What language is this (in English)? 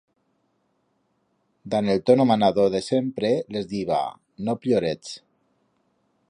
Aragonese